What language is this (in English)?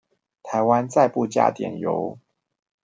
Chinese